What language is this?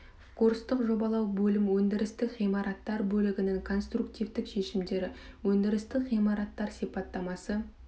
Kazakh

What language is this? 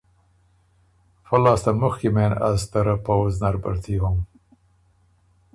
Ormuri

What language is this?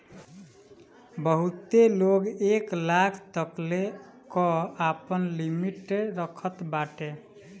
Bhojpuri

